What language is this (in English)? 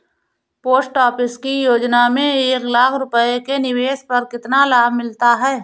Hindi